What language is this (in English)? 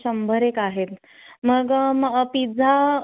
Marathi